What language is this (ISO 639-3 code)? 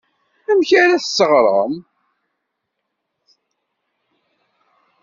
kab